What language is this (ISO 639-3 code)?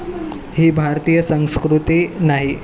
mar